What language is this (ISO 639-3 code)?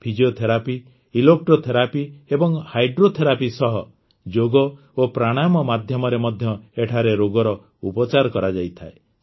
ori